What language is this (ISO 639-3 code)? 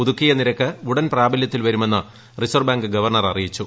mal